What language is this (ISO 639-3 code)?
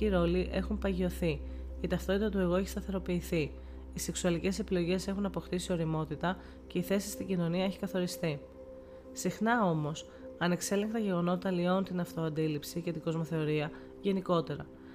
ell